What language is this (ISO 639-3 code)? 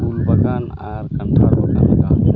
sat